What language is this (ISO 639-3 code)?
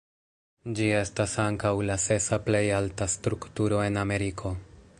epo